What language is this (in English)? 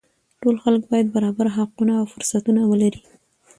Pashto